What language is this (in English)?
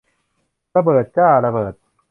Thai